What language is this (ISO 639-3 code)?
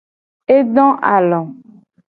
gej